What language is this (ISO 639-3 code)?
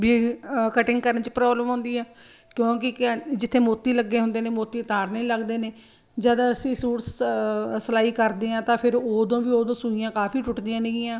pan